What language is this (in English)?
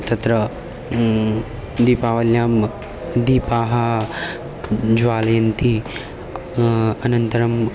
Sanskrit